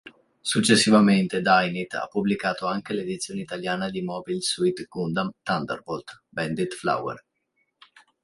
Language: Italian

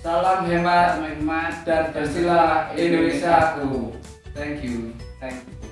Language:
Indonesian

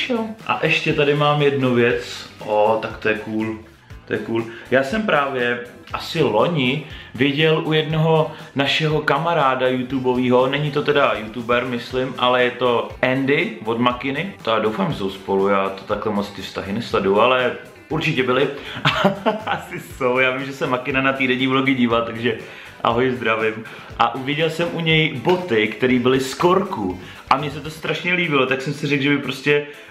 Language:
Czech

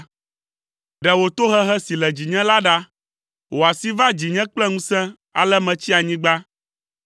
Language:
Ewe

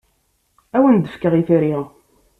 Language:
Kabyle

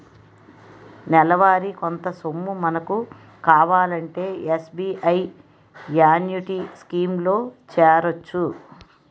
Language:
Telugu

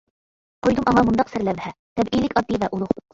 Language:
Uyghur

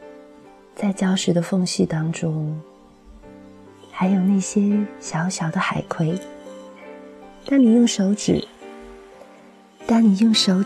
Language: Chinese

